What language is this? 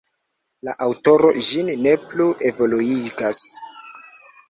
Esperanto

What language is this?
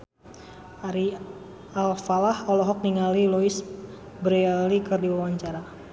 Sundanese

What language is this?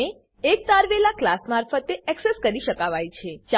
Gujarati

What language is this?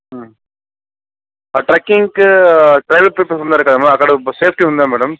Telugu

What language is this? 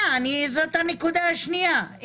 Hebrew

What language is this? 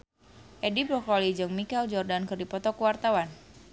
Sundanese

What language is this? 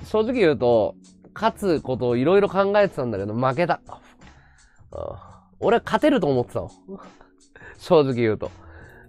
Japanese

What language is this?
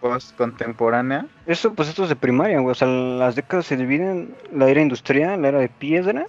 Spanish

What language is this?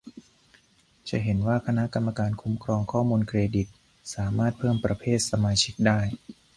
Thai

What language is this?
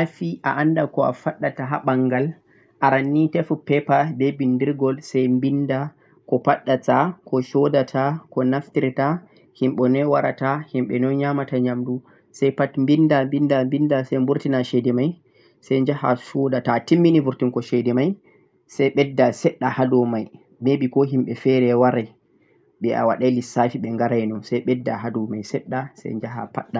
Central-Eastern Niger Fulfulde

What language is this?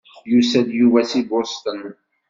Kabyle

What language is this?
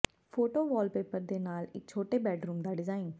Punjabi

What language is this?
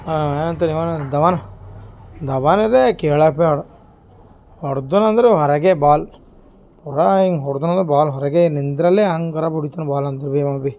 Kannada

